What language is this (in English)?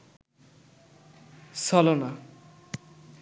Bangla